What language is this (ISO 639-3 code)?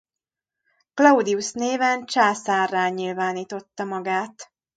hun